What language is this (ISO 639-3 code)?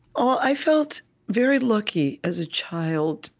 eng